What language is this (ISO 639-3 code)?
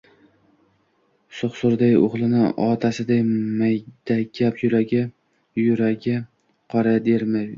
uzb